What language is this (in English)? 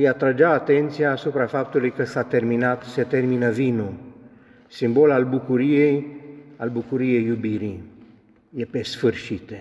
Romanian